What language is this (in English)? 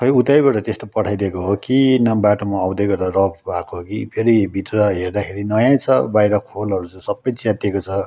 Nepali